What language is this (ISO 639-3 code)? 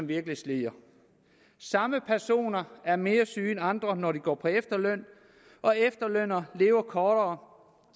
dan